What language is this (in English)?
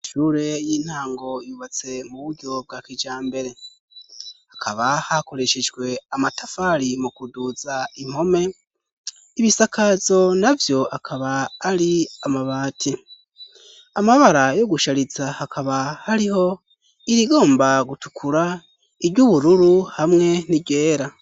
Rundi